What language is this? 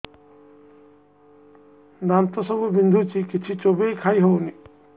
Odia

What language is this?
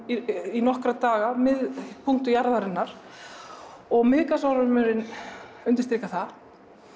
Icelandic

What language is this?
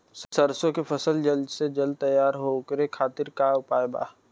Bhojpuri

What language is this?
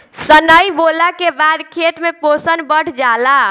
Bhojpuri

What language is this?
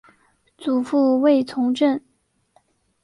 Chinese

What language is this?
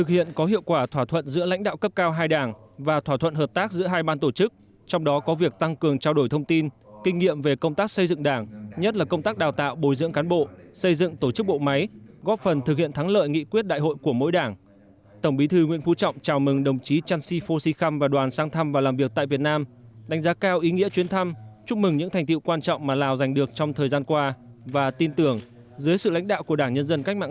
Vietnamese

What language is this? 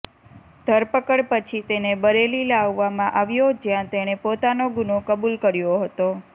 Gujarati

